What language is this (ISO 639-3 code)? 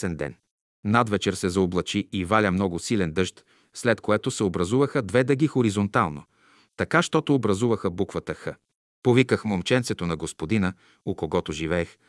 bul